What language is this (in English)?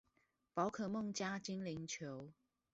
Chinese